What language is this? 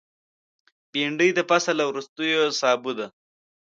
Pashto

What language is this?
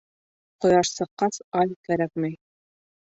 Bashkir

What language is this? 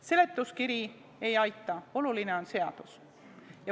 Estonian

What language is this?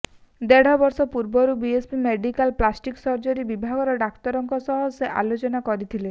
Odia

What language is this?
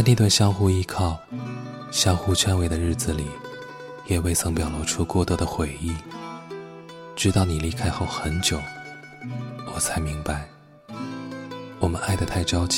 Chinese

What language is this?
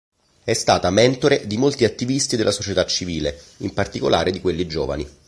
Italian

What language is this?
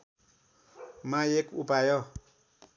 Nepali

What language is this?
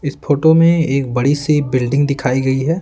Hindi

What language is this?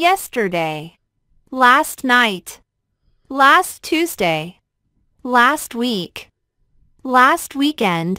Vietnamese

